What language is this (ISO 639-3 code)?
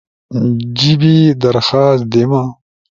ush